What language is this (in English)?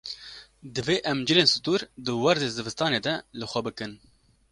Kurdish